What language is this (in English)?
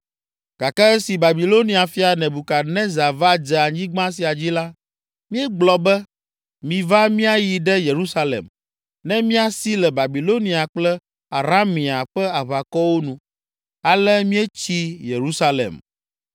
Ewe